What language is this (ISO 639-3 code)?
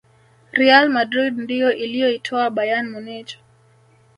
swa